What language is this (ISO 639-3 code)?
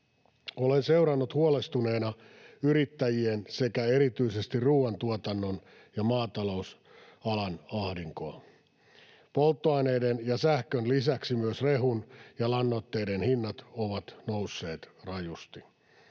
fin